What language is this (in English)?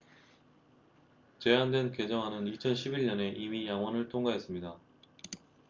Korean